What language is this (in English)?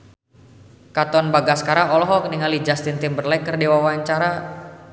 Sundanese